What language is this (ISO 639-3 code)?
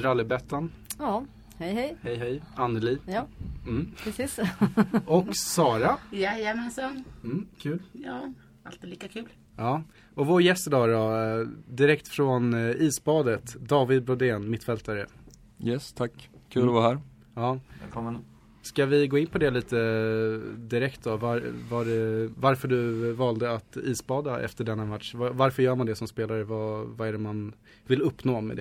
swe